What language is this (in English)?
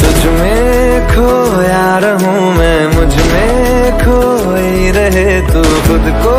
Hindi